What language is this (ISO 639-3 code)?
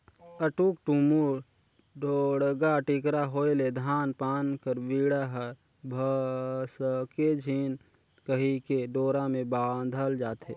hne